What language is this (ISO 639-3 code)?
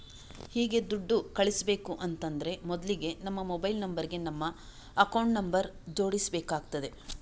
kan